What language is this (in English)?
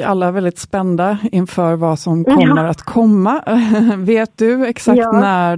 Swedish